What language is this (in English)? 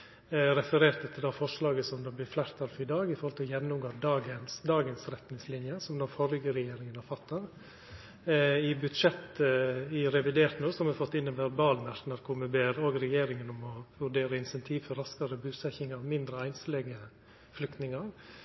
Norwegian Nynorsk